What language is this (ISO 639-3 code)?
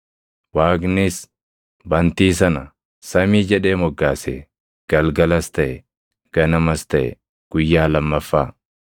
orm